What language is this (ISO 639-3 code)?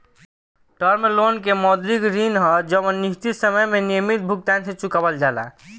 bho